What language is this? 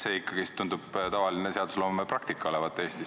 Estonian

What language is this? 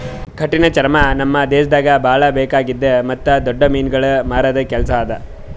Kannada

